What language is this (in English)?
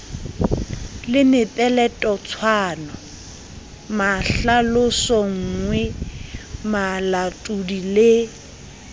Southern Sotho